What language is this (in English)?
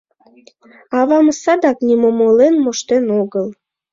Mari